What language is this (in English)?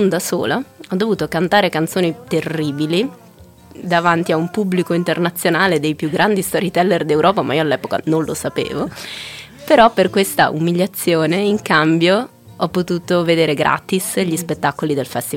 Italian